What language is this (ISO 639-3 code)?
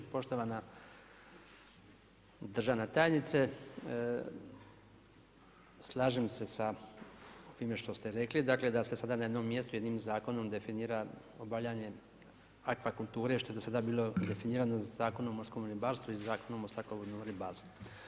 hrv